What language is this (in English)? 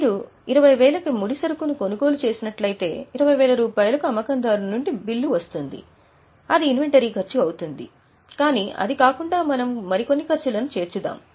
Telugu